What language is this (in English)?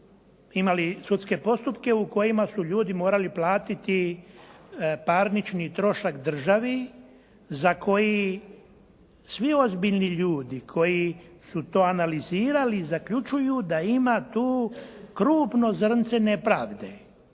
Croatian